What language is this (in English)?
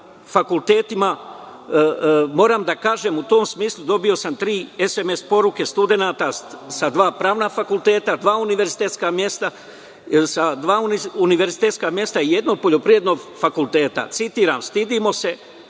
Serbian